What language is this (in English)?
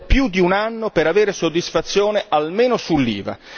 Italian